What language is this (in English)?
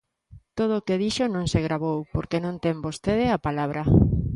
Galician